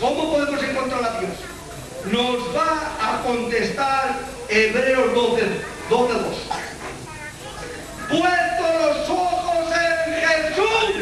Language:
Spanish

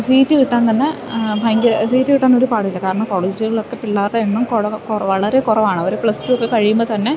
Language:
Malayalam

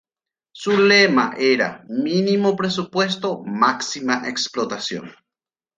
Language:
Spanish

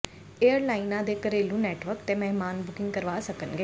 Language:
Punjabi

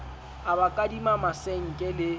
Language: Southern Sotho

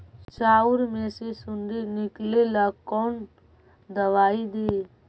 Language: Magahi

